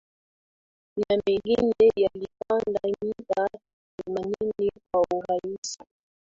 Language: Swahili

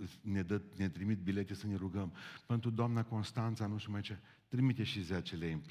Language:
Romanian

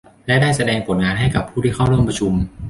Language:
Thai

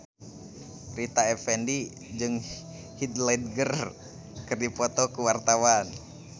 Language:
Sundanese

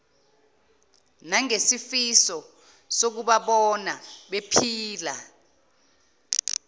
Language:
Zulu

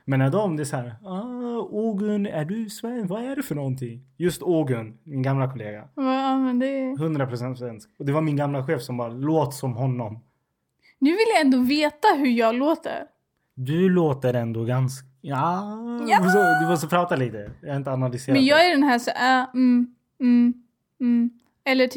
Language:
Swedish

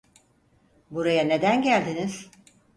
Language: Turkish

